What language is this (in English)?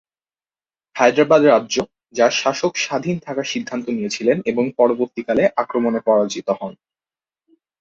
Bangla